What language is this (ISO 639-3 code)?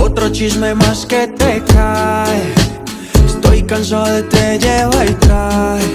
spa